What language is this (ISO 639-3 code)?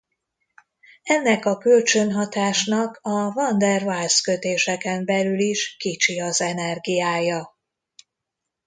hun